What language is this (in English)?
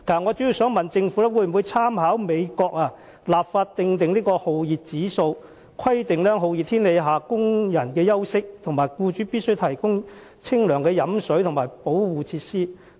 Cantonese